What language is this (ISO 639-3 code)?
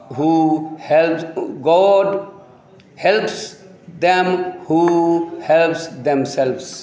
mai